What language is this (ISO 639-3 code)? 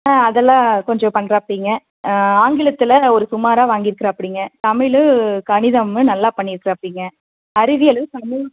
tam